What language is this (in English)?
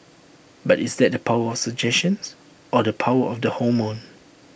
English